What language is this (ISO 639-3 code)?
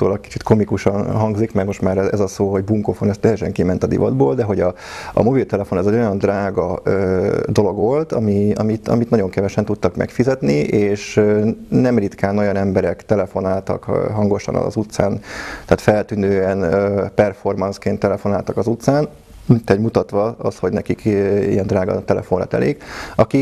hun